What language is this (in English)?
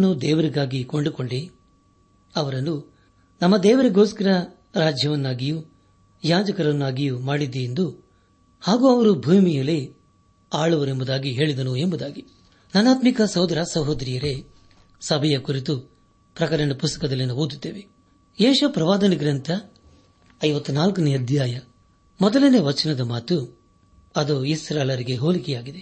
Kannada